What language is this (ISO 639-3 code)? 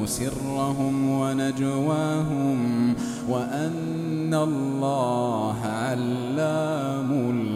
ara